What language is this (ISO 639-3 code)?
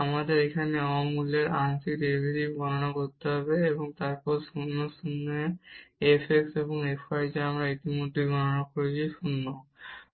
ben